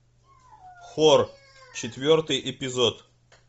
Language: Russian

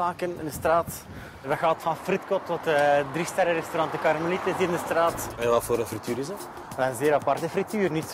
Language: Dutch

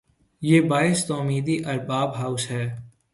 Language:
Urdu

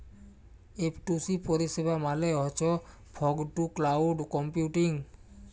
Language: Bangla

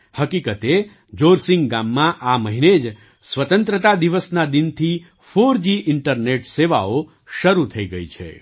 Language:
Gujarati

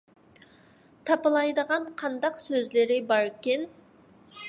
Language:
Uyghur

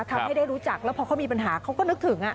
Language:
Thai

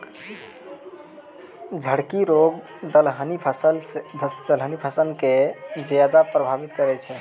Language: Maithili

